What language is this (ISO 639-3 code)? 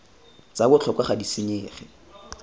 tsn